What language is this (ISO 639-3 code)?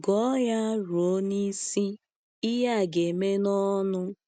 ibo